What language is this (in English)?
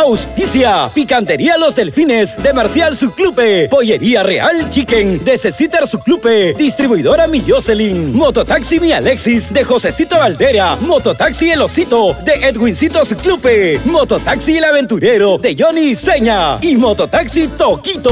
Spanish